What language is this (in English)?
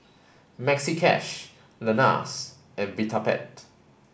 English